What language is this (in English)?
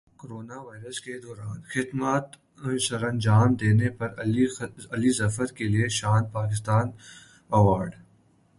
Urdu